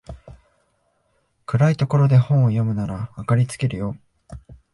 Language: Japanese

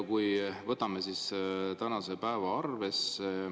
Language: Estonian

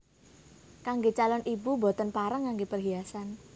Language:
Javanese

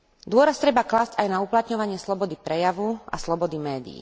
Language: Slovak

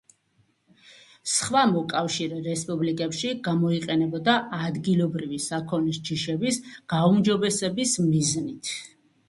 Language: Georgian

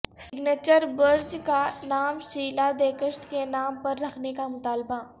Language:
Urdu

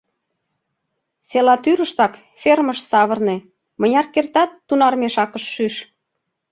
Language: Mari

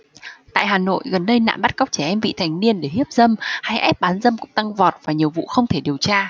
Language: Vietnamese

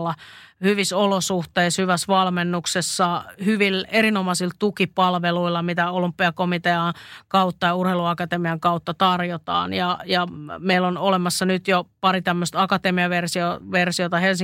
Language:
Finnish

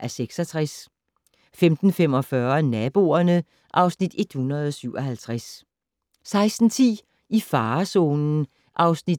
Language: Danish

